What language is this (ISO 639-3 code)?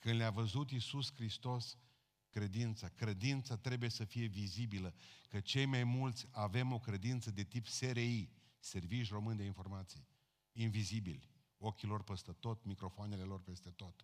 ron